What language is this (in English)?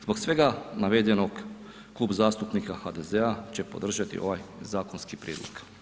Croatian